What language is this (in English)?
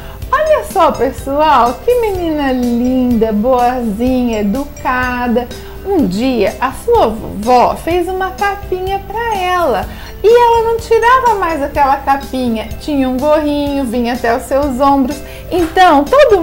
Portuguese